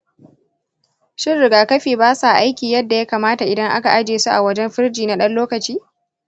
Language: Hausa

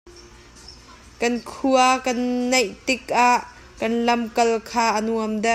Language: Hakha Chin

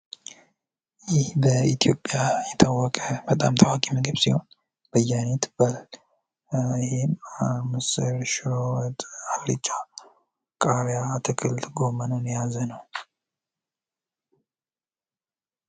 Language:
Amharic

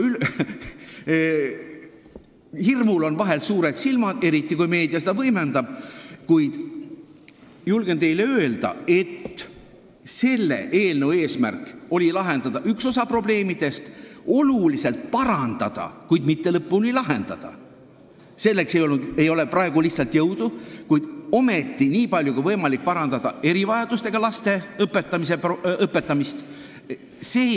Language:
Estonian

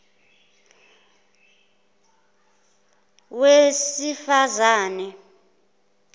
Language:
Zulu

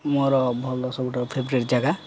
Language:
Odia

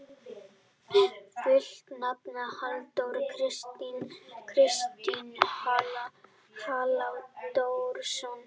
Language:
Icelandic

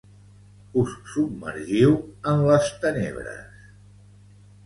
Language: Catalan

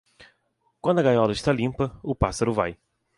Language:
Portuguese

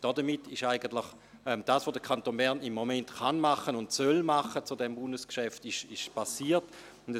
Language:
Swiss German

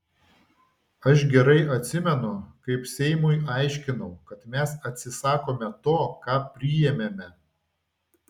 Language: Lithuanian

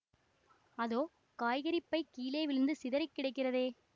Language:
Tamil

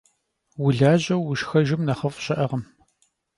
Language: Kabardian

